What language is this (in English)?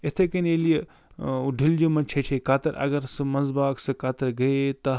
Kashmiri